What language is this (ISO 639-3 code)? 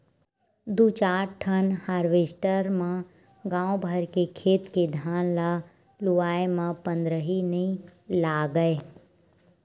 hne